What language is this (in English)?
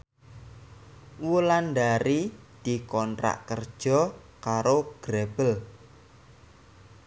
Javanese